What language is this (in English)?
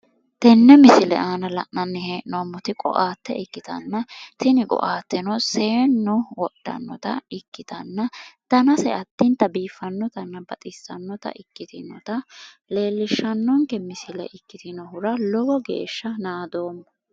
Sidamo